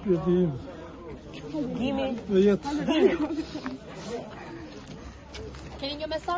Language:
Portuguese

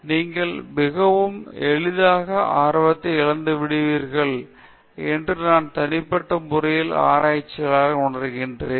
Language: Tamil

